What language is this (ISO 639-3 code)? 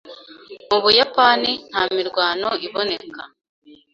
kin